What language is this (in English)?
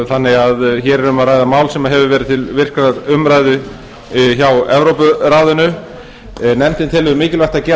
Icelandic